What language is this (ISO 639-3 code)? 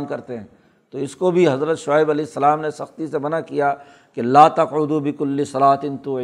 urd